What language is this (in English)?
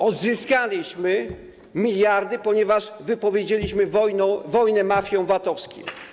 Polish